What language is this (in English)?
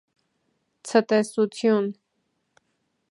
Armenian